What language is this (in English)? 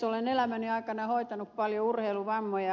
Finnish